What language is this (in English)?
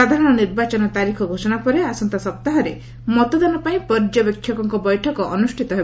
Odia